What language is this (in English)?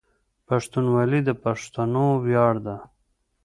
Pashto